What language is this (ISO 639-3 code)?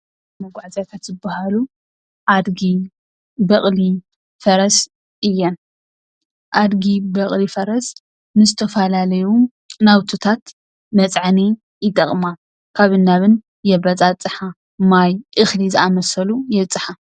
tir